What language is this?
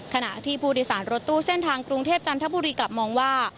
Thai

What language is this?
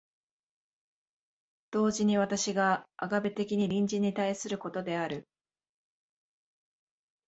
Japanese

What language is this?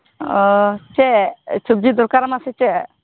Santali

